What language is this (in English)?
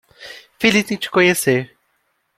Portuguese